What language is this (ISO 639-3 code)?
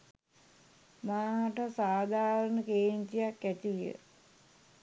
sin